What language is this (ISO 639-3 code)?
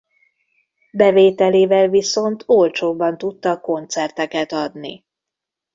hun